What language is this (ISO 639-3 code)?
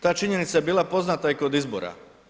hrv